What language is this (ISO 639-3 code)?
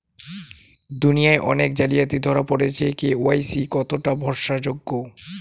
ben